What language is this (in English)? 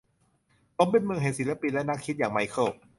Thai